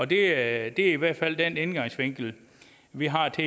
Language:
Danish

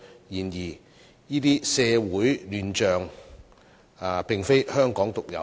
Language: Cantonese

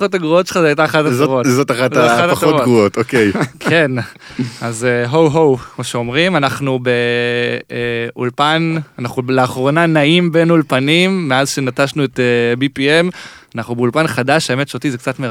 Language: Hebrew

